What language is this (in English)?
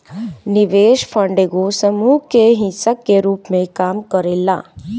Bhojpuri